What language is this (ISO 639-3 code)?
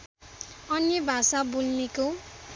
nep